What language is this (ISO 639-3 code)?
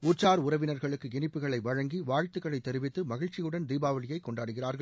tam